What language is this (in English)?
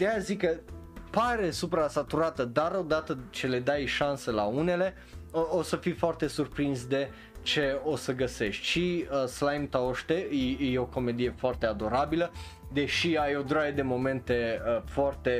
Romanian